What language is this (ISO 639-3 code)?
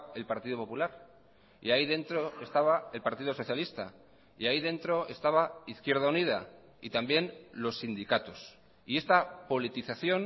spa